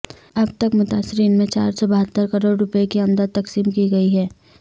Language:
Urdu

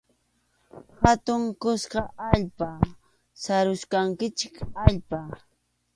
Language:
Arequipa-La Unión Quechua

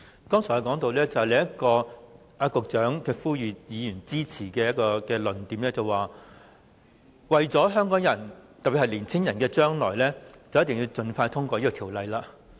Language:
Cantonese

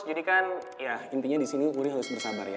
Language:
Indonesian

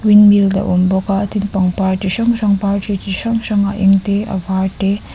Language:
Mizo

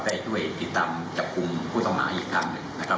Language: Thai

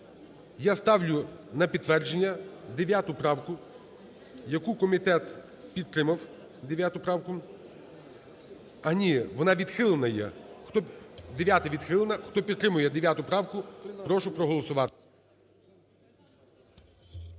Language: Ukrainian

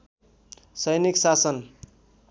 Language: Nepali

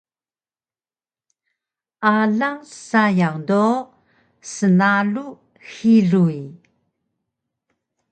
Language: Taroko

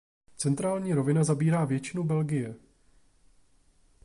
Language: Czech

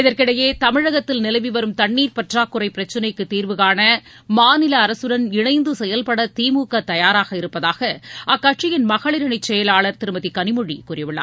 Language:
Tamil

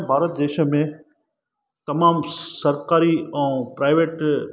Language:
Sindhi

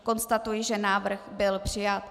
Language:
Czech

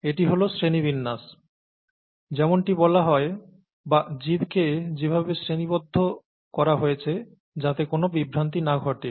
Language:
Bangla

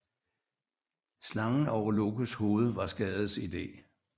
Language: Danish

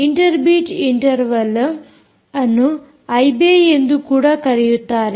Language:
Kannada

